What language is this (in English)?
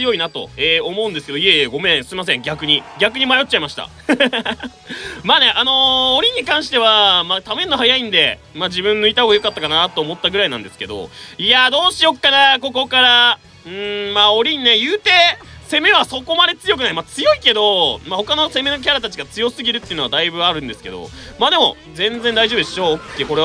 Japanese